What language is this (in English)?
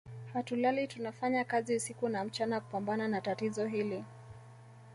Swahili